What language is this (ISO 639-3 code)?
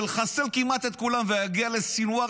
heb